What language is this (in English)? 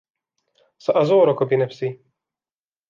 Arabic